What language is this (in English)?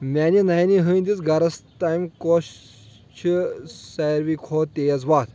Kashmiri